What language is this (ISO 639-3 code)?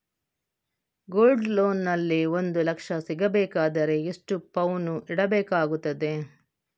kan